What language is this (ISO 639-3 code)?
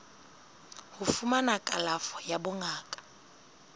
sot